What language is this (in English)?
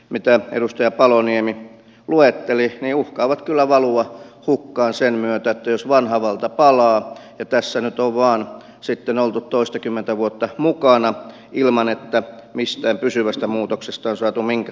Finnish